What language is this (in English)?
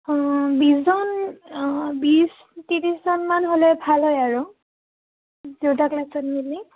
Assamese